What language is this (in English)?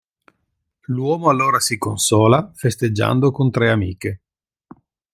Italian